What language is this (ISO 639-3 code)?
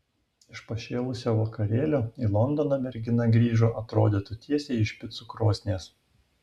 lit